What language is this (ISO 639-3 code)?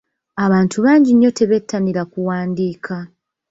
lug